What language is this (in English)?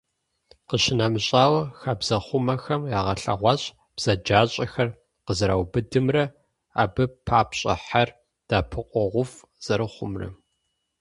Kabardian